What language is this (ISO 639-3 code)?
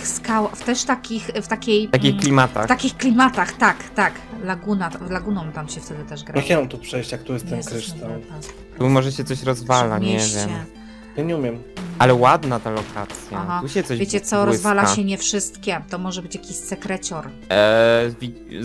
pol